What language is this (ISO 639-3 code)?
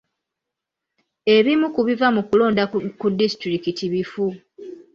lug